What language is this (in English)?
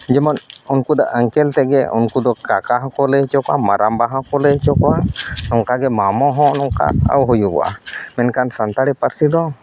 Santali